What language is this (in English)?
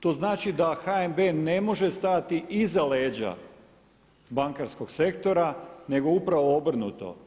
Croatian